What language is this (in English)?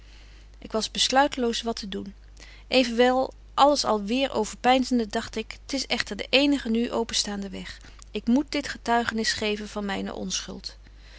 Dutch